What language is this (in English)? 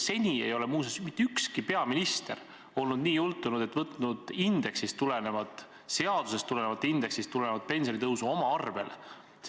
Estonian